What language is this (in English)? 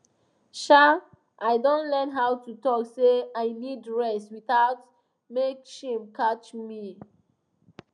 Nigerian Pidgin